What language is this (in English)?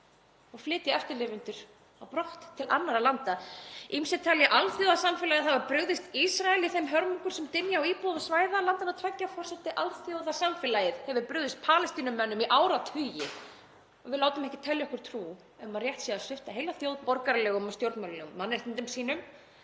Icelandic